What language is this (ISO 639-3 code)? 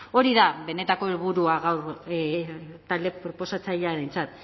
eus